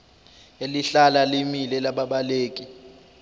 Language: Zulu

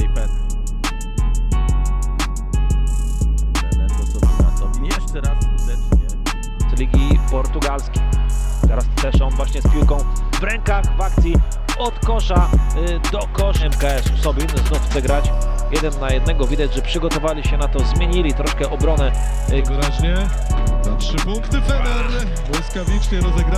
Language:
Polish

